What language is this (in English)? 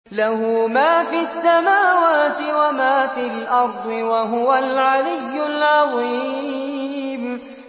Arabic